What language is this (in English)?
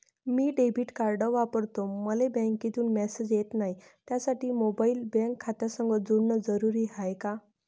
Marathi